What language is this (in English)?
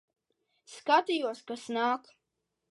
Latvian